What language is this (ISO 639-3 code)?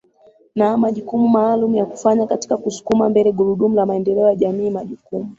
swa